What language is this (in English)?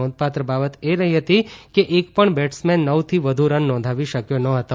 Gujarati